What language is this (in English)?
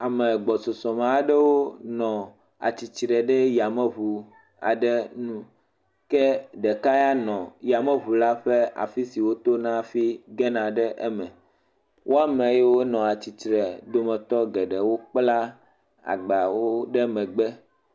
Ewe